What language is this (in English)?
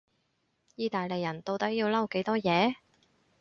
Cantonese